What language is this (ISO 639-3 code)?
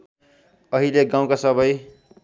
nep